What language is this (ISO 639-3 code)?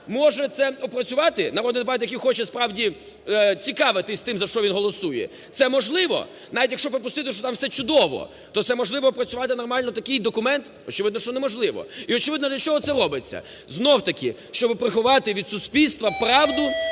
ukr